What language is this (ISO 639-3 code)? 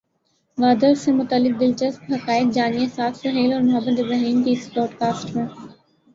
urd